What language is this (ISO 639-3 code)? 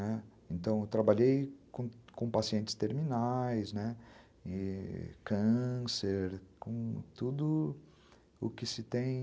por